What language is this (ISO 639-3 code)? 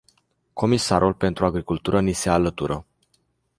ron